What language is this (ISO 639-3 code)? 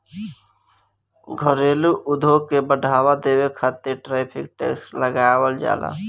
bho